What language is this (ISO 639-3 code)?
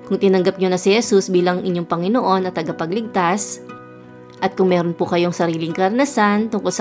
fil